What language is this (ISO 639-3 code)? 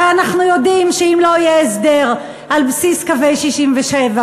heb